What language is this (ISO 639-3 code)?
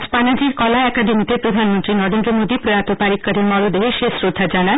ben